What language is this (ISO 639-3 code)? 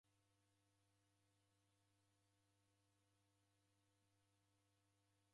dav